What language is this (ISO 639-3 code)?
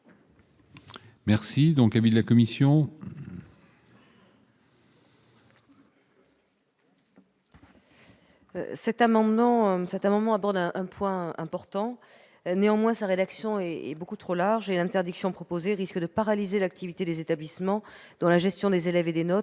fra